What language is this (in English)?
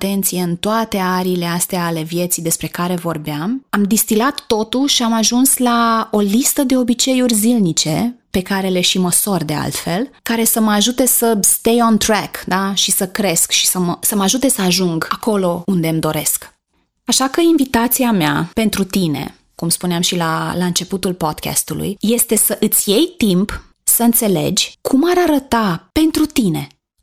Romanian